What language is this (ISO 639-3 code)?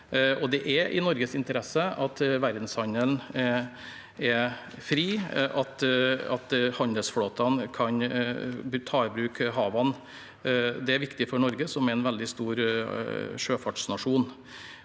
nor